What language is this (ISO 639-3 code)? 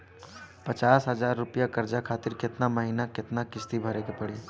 bho